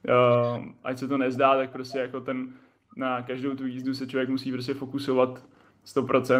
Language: Czech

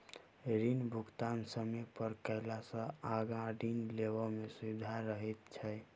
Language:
Maithili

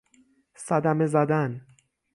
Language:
Persian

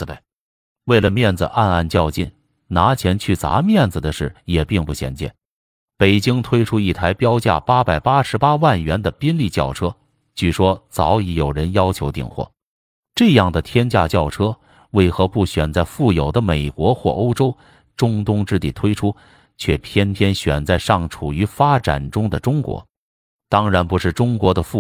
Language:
Chinese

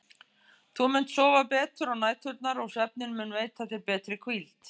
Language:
Icelandic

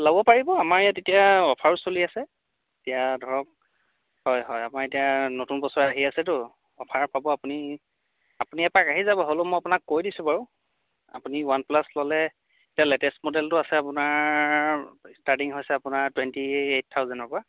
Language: Assamese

